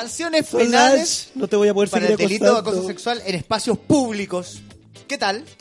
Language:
Spanish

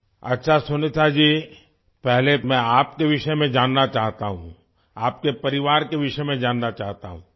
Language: Urdu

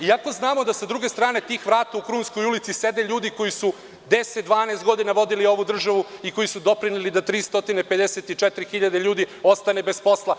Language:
Serbian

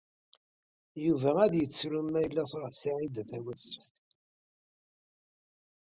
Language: Kabyle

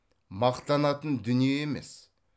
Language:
Kazakh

